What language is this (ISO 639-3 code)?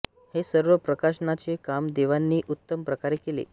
mar